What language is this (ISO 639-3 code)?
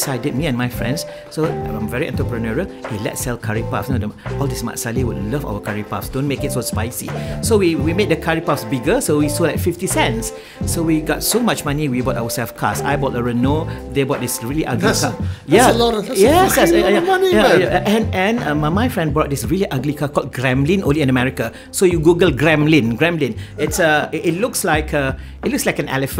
eng